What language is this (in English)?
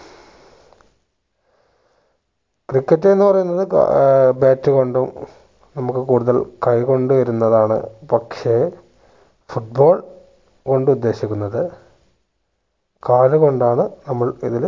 Malayalam